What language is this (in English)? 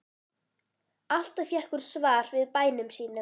Icelandic